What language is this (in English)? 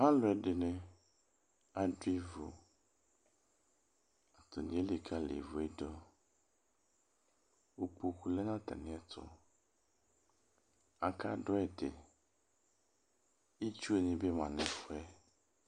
Ikposo